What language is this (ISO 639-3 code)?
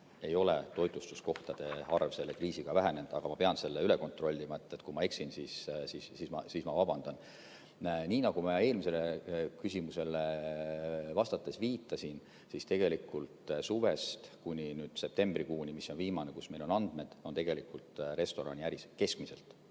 est